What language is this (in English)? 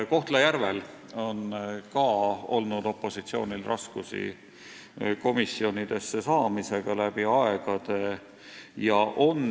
Estonian